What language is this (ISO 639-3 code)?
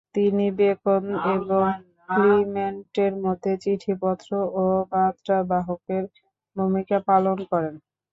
ben